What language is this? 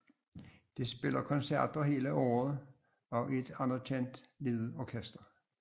Danish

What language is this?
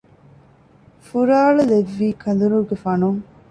Divehi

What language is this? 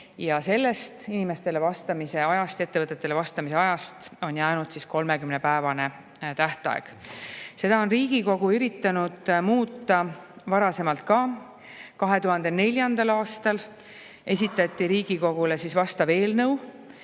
Estonian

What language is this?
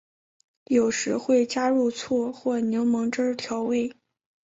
Chinese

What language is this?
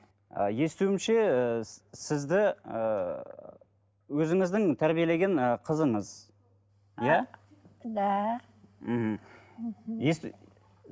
Kazakh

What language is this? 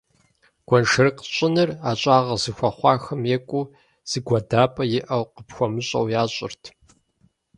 Kabardian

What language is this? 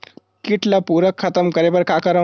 Chhattisgarhi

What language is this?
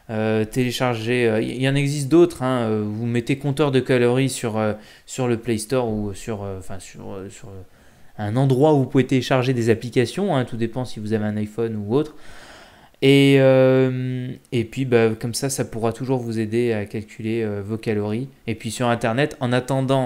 French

